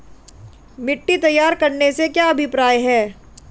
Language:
Hindi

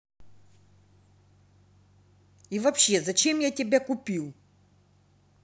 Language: Russian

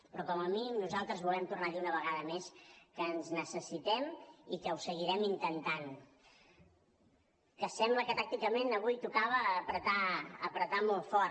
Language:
Catalan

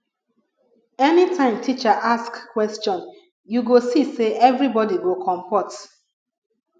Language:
Nigerian Pidgin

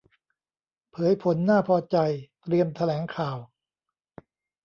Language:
Thai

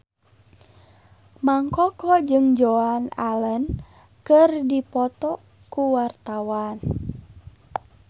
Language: Sundanese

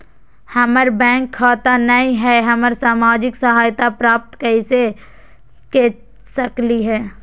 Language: Magahi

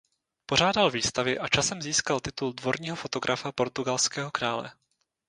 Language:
Czech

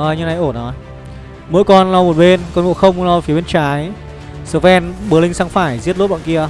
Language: Vietnamese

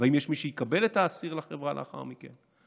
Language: Hebrew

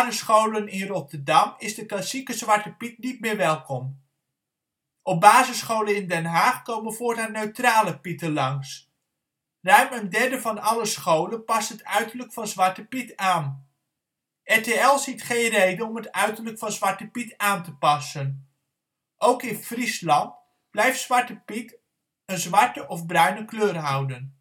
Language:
Dutch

